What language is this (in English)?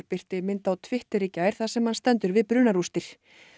Icelandic